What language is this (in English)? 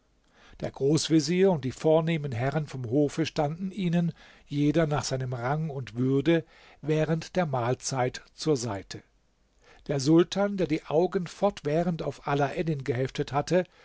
German